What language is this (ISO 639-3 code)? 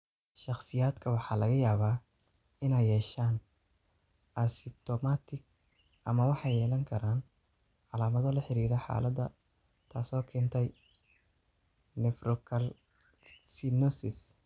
som